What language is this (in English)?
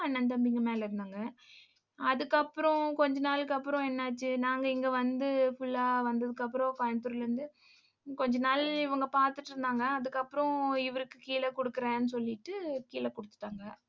Tamil